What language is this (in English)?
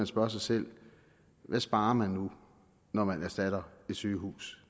Danish